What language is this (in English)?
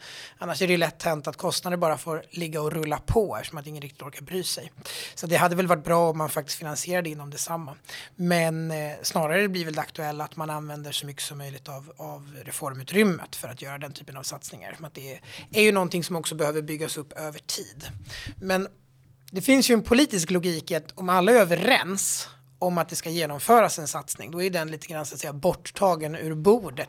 Swedish